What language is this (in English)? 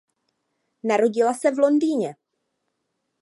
Czech